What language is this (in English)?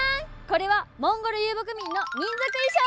Japanese